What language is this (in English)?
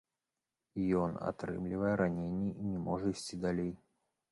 Belarusian